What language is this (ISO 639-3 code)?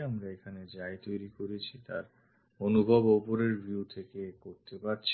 ben